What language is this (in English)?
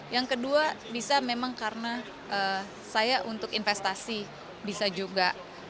Indonesian